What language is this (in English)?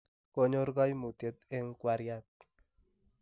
Kalenjin